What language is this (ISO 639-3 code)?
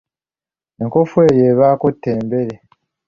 lug